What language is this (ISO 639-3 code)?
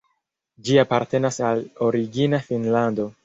epo